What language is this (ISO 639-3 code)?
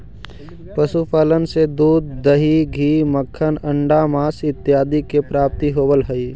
mag